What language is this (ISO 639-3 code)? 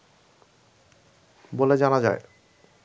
ben